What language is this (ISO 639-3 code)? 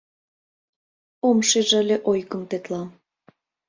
chm